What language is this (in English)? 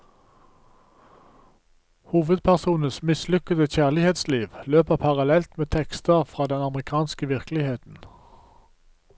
Norwegian